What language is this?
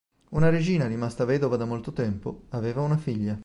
Italian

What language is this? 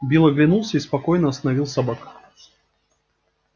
Russian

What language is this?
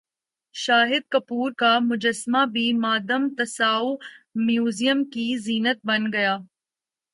Urdu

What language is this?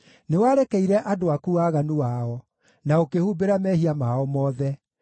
Kikuyu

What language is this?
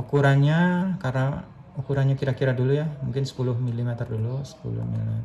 Indonesian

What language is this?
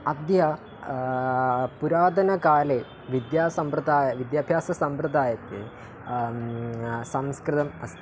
Sanskrit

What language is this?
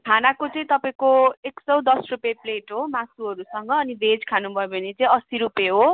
Nepali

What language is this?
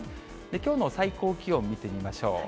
Japanese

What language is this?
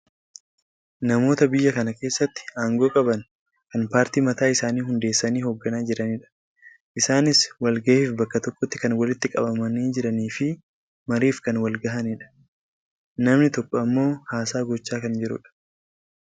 Oromo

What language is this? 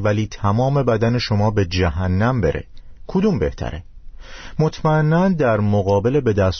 Persian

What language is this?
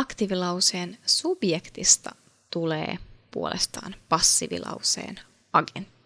Finnish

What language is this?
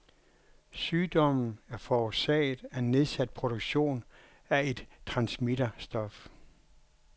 Danish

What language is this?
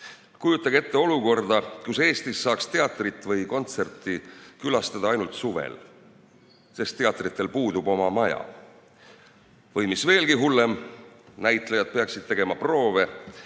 Estonian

